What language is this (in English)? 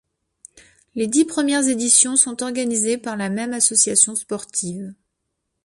French